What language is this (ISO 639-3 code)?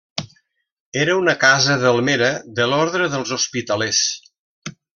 cat